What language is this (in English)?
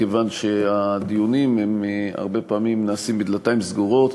Hebrew